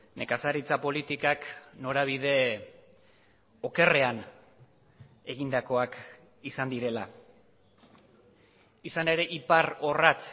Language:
Basque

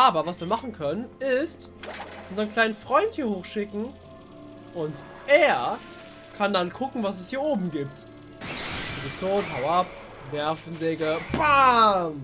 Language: German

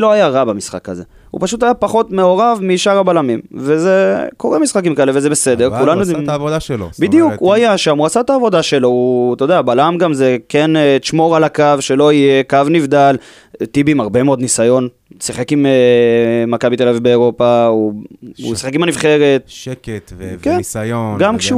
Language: Hebrew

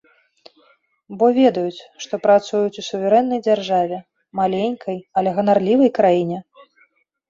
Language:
Belarusian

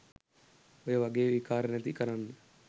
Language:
Sinhala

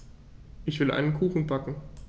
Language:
German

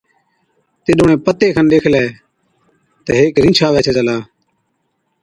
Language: Od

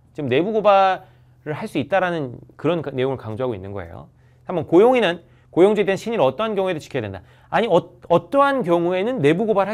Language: Korean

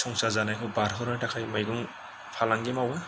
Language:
Bodo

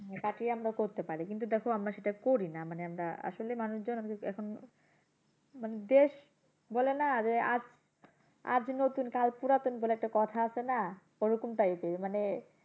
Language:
Bangla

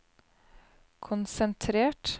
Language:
Norwegian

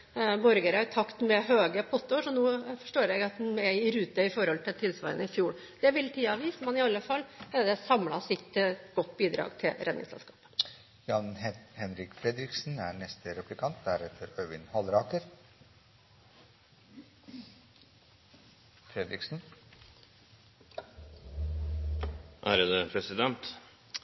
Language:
Norwegian Bokmål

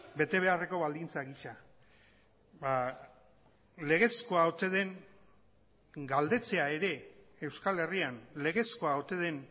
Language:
Basque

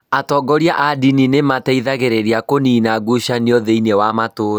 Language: Kikuyu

